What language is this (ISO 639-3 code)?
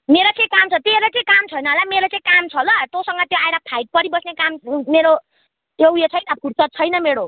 nep